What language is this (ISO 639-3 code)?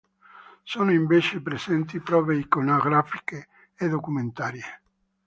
ita